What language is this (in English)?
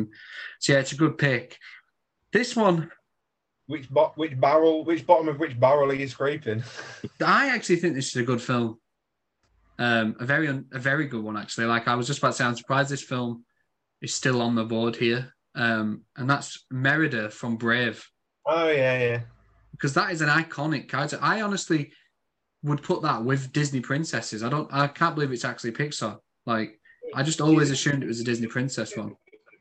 English